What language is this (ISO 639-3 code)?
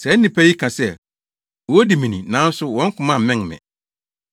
aka